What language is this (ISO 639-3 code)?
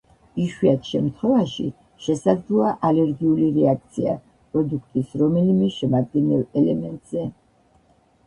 kat